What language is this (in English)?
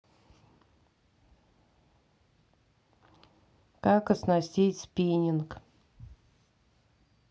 Russian